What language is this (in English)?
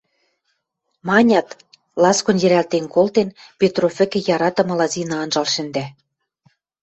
Western Mari